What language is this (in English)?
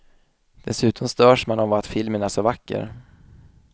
Swedish